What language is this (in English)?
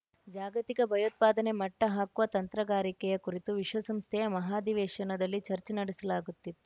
Kannada